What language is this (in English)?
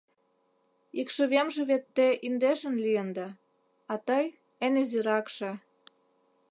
Mari